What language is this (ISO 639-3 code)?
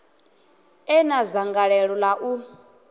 ven